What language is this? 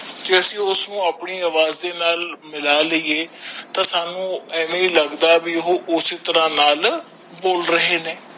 Punjabi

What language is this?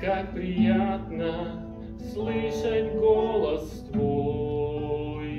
Russian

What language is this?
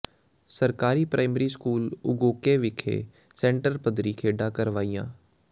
Punjabi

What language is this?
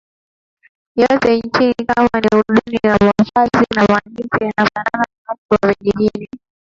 Swahili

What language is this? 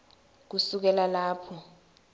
Swati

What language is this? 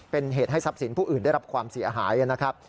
Thai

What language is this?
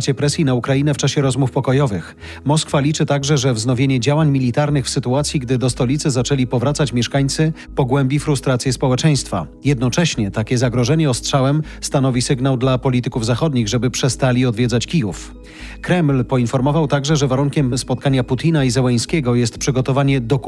Polish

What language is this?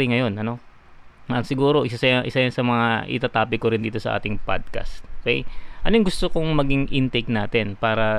Filipino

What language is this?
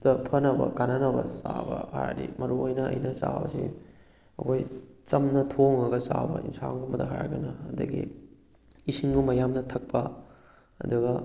Manipuri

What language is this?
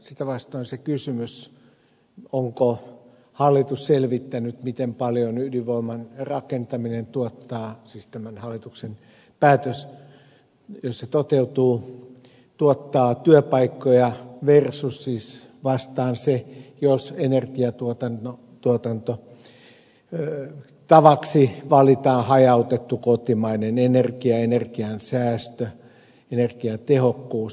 Finnish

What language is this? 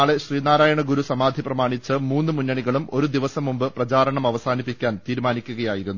Malayalam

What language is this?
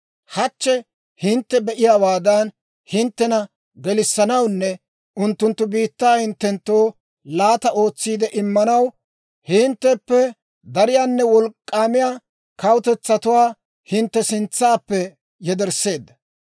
Dawro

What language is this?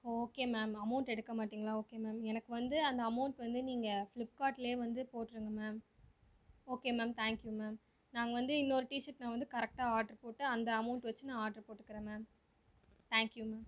Tamil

